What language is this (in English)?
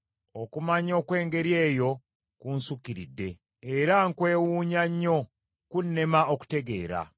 Ganda